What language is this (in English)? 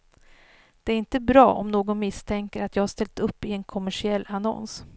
Swedish